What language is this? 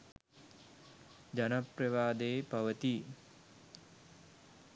Sinhala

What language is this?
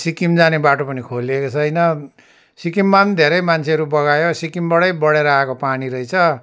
Nepali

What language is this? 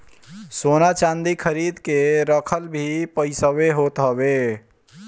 Bhojpuri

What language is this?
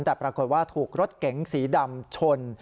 Thai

